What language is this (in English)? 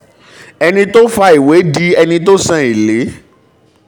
Yoruba